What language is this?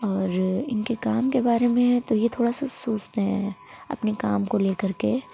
Urdu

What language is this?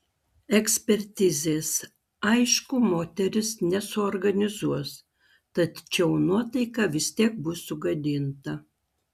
Lithuanian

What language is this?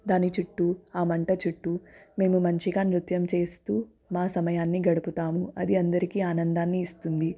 Telugu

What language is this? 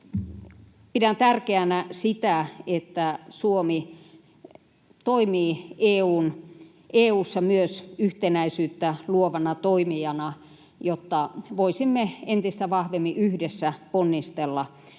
Finnish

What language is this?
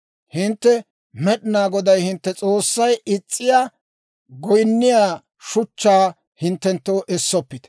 Dawro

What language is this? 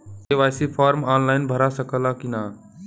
Bhojpuri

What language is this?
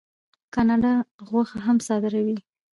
Pashto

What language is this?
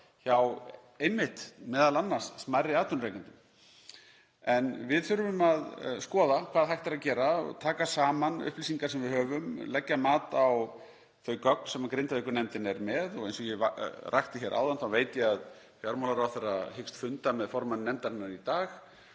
Icelandic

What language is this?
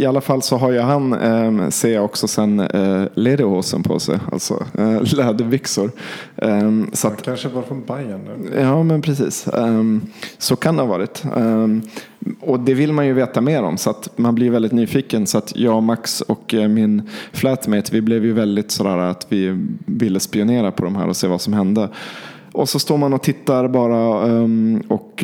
Swedish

